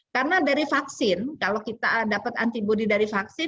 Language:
Indonesian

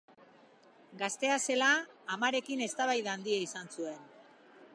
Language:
Basque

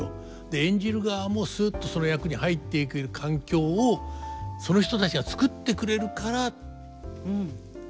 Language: Japanese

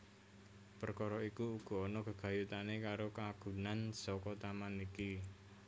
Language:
Javanese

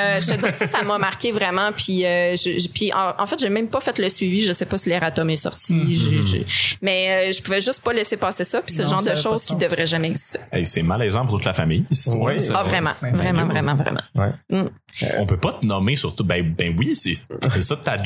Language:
French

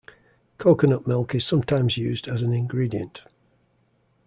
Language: English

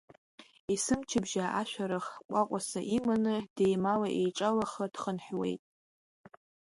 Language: Abkhazian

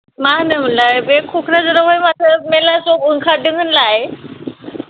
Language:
Bodo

